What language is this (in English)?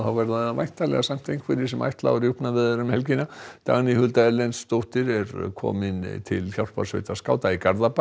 Icelandic